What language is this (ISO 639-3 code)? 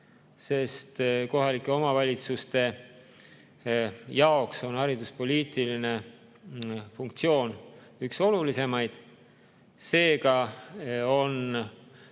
est